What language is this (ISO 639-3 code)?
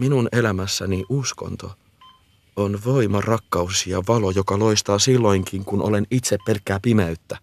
fin